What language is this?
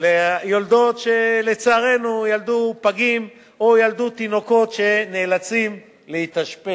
Hebrew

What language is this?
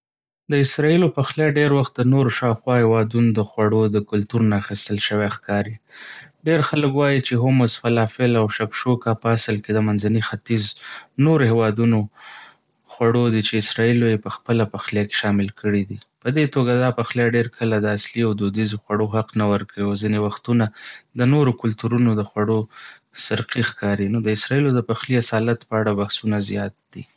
Pashto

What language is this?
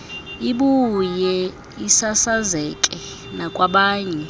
Xhosa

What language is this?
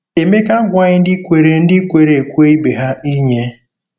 Igbo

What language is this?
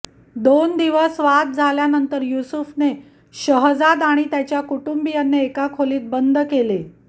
Marathi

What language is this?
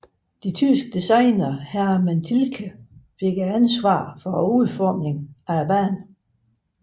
Danish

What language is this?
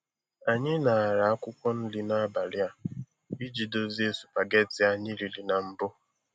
Igbo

